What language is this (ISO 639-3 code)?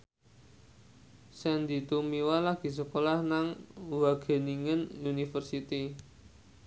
jav